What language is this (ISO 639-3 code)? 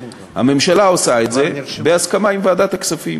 heb